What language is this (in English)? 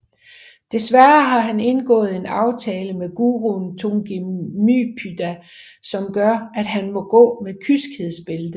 Danish